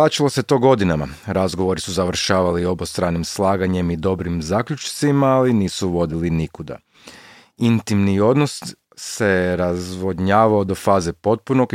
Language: Croatian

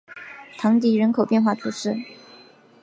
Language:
Chinese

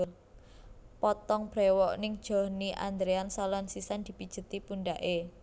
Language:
Javanese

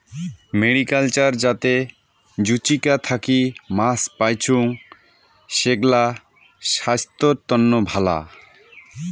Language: Bangla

